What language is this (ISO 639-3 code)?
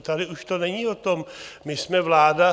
ces